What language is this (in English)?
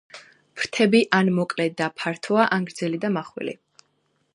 Georgian